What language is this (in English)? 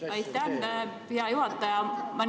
Estonian